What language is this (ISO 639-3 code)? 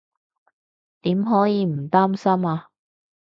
yue